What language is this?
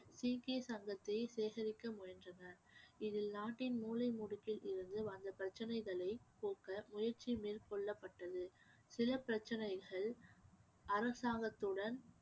Tamil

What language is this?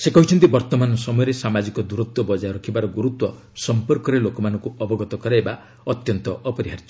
Odia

